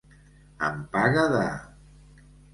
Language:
Catalan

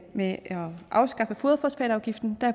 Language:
Danish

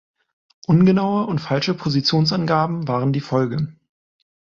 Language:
German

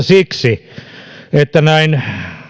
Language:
Finnish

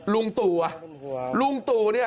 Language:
Thai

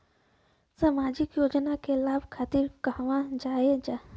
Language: Bhojpuri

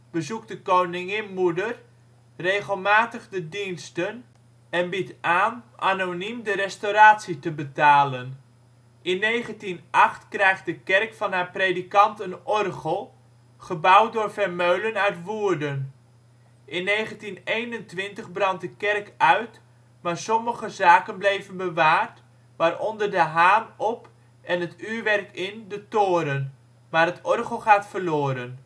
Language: Dutch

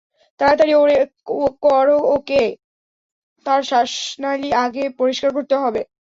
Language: Bangla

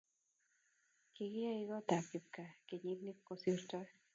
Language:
Kalenjin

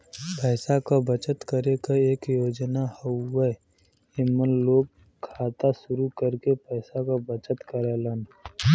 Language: Bhojpuri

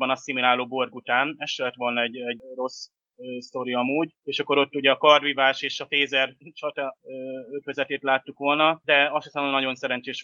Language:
Hungarian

